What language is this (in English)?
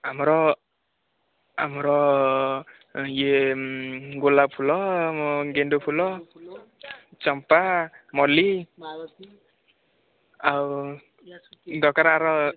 Odia